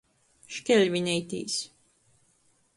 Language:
Latgalian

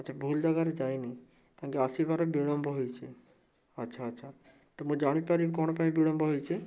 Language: Odia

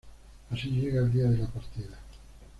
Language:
Spanish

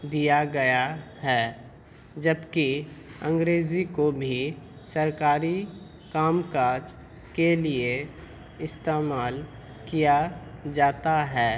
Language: Urdu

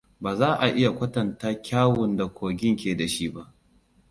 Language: Hausa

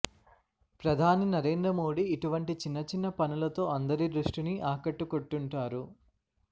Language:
Telugu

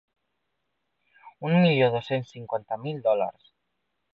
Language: Catalan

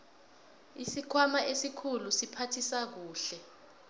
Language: South Ndebele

